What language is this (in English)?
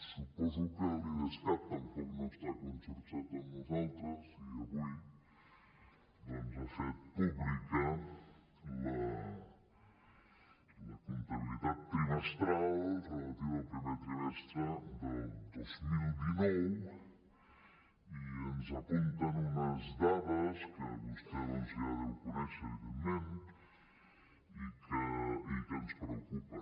Catalan